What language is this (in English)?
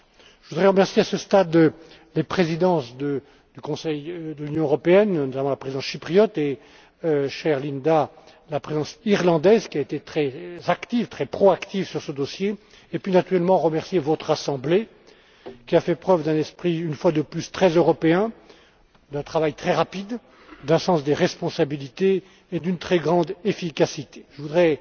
French